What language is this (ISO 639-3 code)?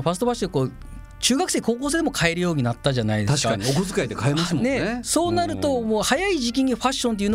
jpn